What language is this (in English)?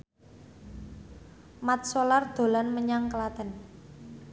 Javanese